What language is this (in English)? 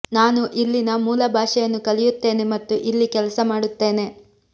Kannada